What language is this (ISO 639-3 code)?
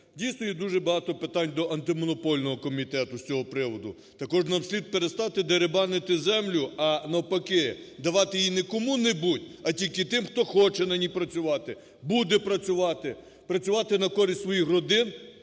ukr